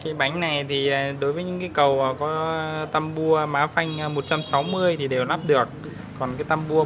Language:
Vietnamese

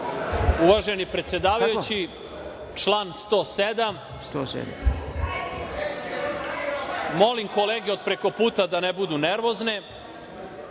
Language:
Serbian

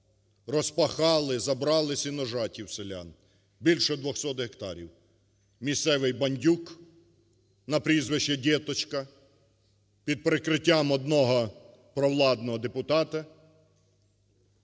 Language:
Ukrainian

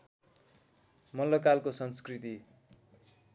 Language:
Nepali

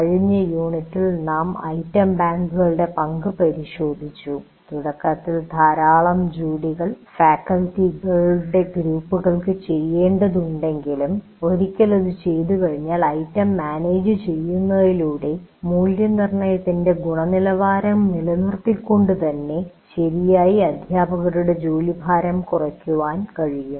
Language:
Malayalam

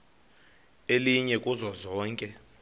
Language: Xhosa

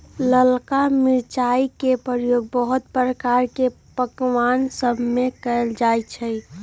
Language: Magahi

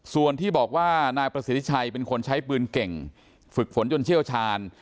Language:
Thai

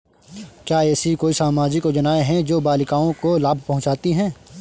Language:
Hindi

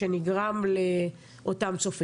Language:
Hebrew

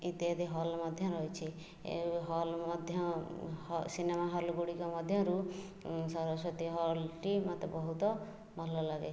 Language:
Odia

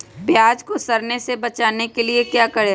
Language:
Magahi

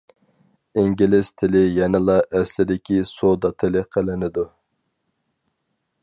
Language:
Uyghur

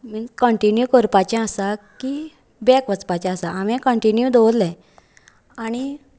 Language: Konkani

